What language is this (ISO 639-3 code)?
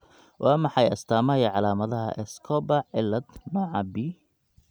som